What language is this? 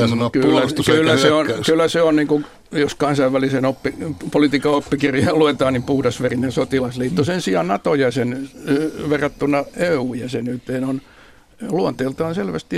Finnish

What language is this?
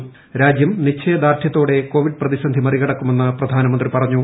Malayalam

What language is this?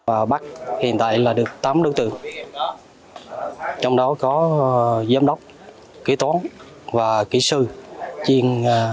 Vietnamese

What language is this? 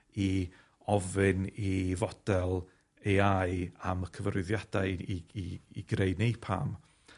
Welsh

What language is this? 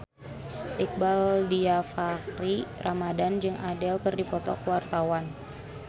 Sundanese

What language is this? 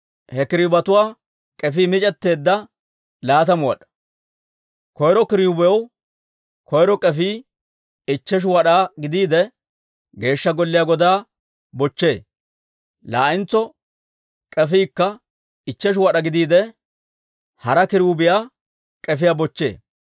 Dawro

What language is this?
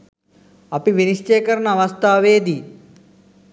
Sinhala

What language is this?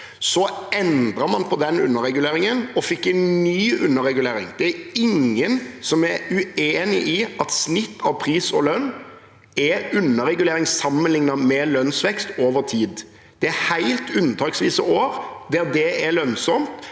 Norwegian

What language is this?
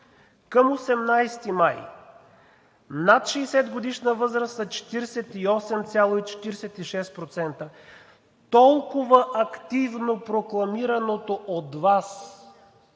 Bulgarian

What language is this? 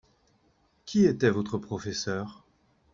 French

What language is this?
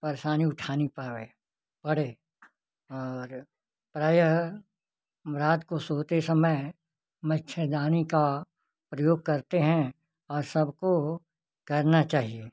Hindi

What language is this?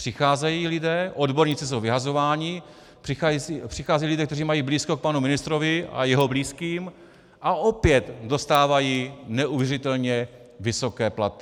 Czech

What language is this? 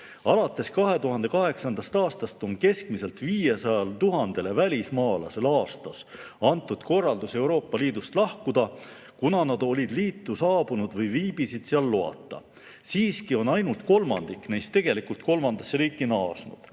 Estonian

